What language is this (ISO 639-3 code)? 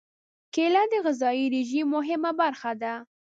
pus